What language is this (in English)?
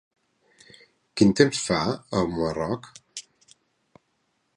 Catalan